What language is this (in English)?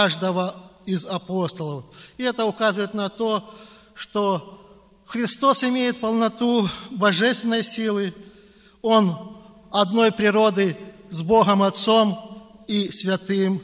Russian